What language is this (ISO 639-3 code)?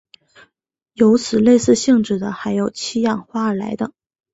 zho